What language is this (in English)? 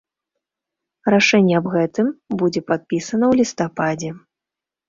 Belarusian